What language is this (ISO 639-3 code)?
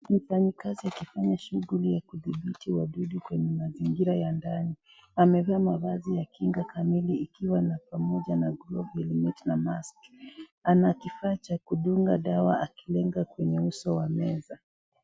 swa